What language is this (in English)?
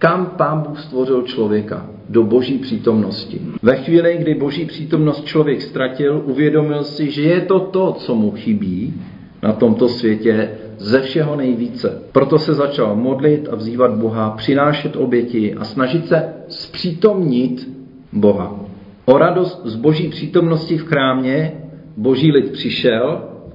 Czech